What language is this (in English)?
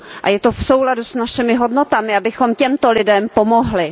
Czech